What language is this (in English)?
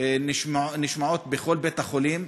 Hebrew